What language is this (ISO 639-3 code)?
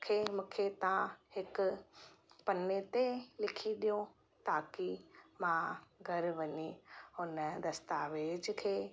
snd